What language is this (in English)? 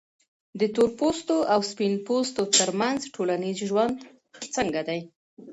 Pashto